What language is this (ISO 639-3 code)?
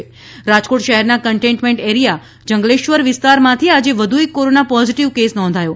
guj